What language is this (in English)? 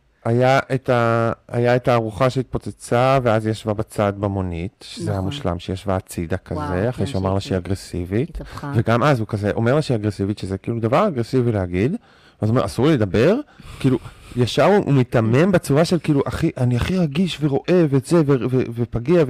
Hebrew